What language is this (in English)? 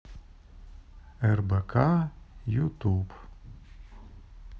Russian